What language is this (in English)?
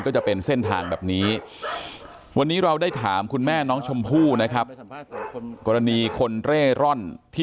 Thai